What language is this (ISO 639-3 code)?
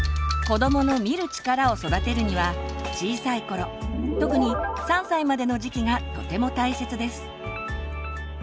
jpn